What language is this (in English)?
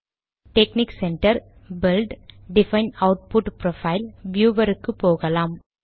Tamil